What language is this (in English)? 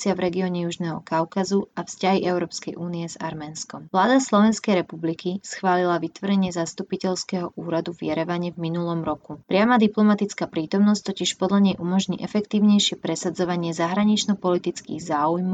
Slovak